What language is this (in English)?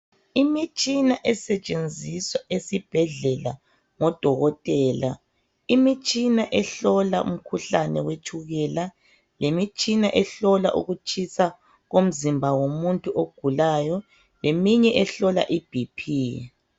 North Ndebele